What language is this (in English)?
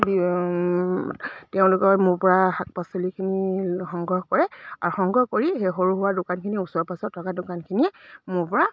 Assamese